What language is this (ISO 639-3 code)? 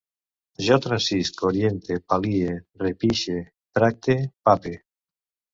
cat